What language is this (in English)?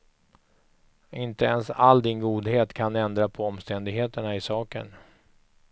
Swedish